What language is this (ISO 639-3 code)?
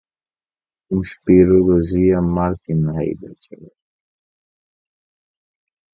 por